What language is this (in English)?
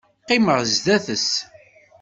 Kabyle